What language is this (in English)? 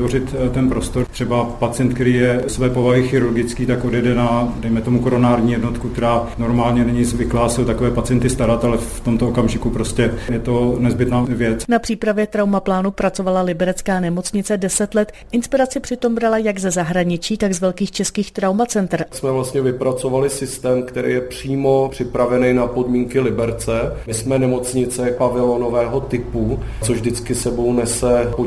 Czech